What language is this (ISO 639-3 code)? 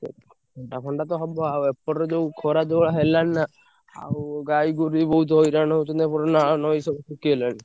ori